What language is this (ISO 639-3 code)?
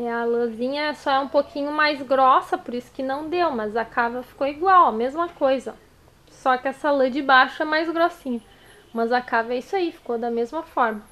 por